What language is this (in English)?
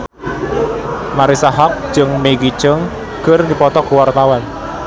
Sundanese